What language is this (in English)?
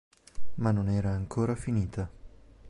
Italian